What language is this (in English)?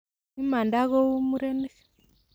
Kalenjin